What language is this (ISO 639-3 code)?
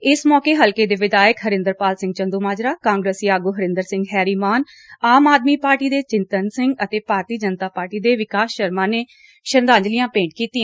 pan